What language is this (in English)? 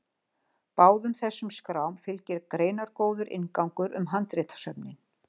Icelandic